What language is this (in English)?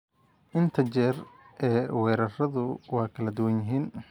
Somali